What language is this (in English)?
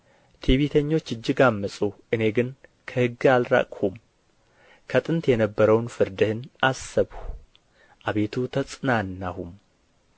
Amharic